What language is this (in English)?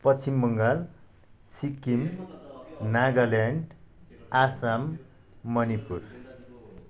Nepali